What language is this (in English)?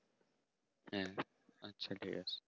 Bangla